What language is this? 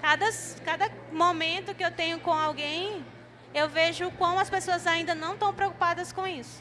Portuguese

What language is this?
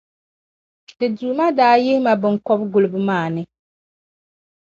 Dagbani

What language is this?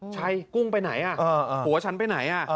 Thai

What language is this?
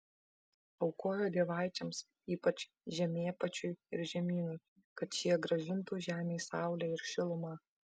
Lithuanian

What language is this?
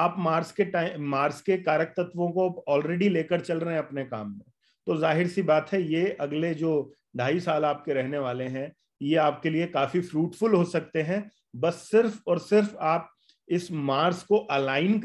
Hindi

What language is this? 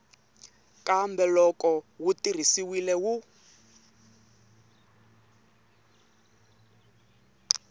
Tsonga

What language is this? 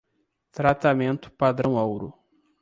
Portuguese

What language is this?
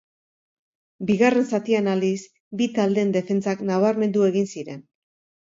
Basque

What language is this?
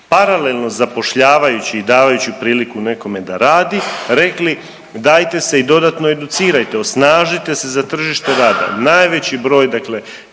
Croatian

